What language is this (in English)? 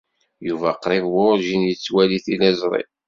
Kabyle